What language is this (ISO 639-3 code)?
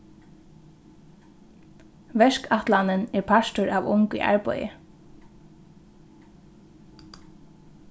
fao